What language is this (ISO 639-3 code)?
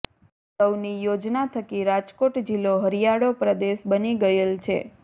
guj